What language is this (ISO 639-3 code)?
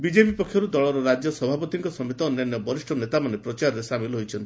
ori